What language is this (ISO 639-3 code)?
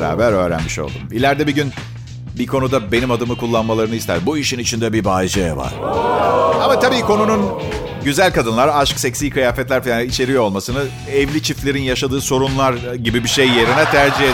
tur